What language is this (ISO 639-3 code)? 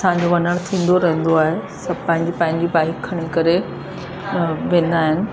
snd